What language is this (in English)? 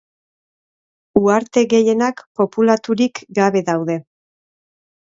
Basque